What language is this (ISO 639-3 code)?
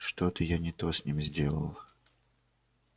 rus